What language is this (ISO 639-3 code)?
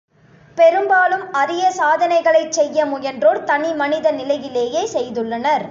tam